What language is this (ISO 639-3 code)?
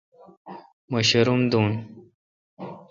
xka